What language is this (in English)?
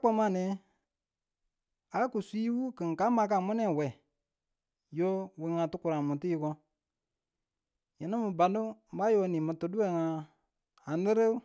Tula